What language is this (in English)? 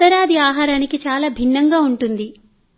Telugu